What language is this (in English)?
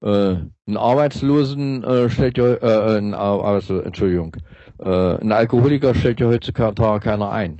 German